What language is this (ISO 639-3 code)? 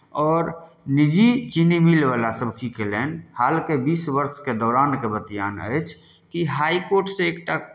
mai